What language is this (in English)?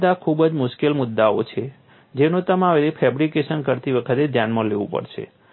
Gujarati